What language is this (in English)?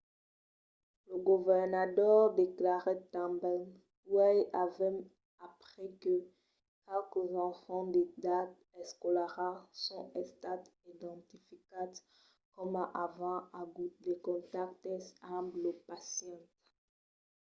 Occitan